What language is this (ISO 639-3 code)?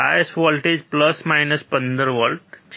guj